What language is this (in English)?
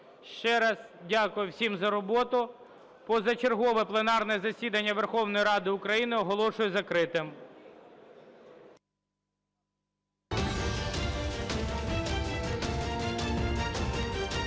Ukrainian